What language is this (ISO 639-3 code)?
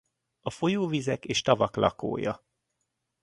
hun